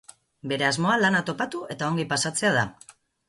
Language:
Basque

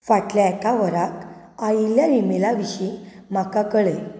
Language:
Konkani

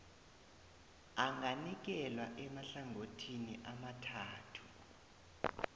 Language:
South Ndebele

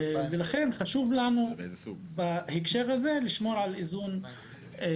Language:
Hebrew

